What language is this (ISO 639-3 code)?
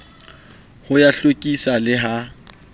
sot